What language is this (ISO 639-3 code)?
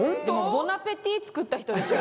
jpn